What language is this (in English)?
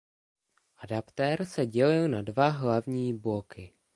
Czech